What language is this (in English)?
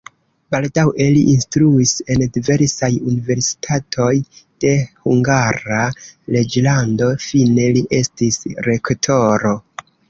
Esperanto